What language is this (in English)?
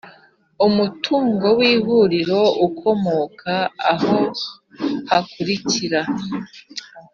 Kinyarwanda